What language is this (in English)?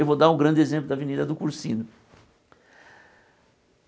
Portuguese